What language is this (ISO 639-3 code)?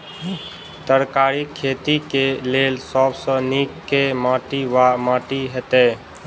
mai